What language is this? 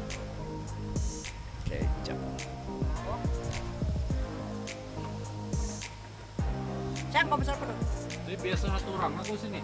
Indonesian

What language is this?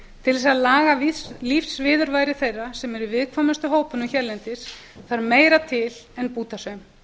Icelandic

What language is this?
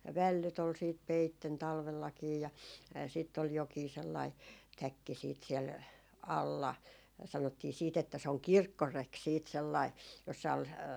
Finnish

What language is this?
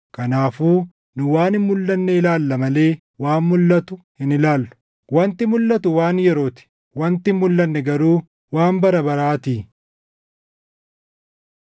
Oromo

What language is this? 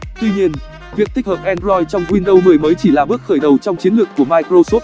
Vietnamese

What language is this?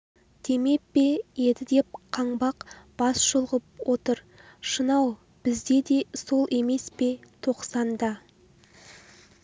Kazakh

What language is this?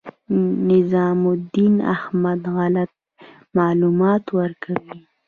Pashto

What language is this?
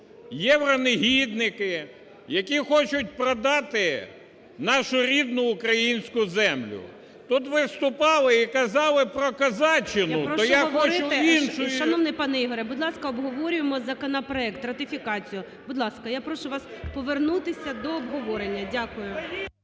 Ukrainian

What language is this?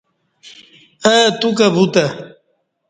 Kati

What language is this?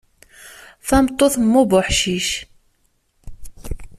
Kabyle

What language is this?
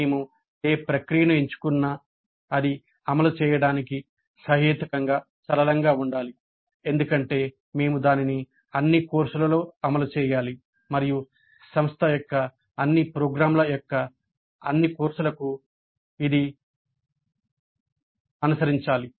Telugu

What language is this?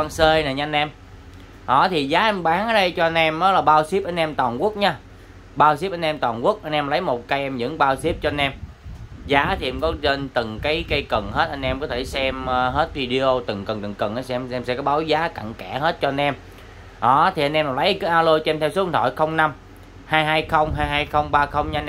Vietnamese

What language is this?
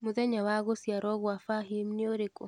Kikuyu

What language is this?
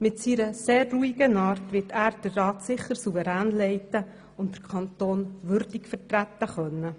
Swiss German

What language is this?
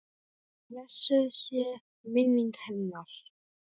Icelandic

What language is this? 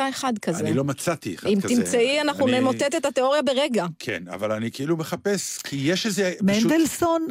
Hebrew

